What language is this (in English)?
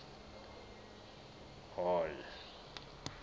Southern Sotho